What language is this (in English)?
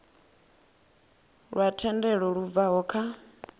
Venda